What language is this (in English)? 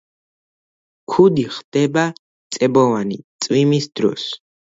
Georgian